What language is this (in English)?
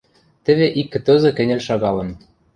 Western Mari